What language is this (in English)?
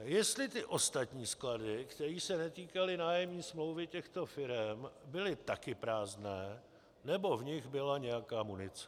Czech